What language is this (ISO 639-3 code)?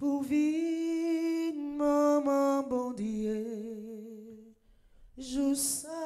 fra